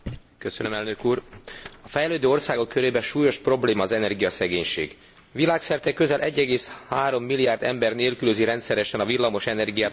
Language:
Hungarian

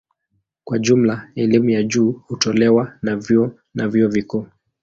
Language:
Swahili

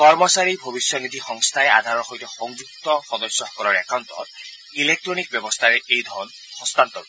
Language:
Assamese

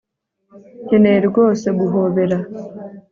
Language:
Kinyarwanda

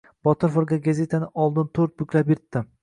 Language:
Uzbek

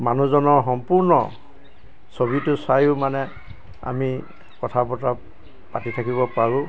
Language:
Assamese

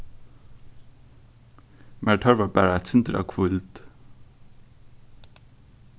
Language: Faroese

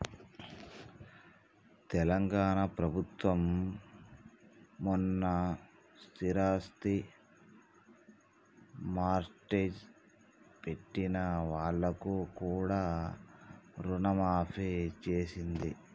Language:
Telugu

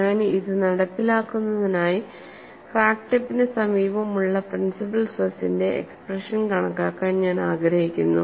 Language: Malayalam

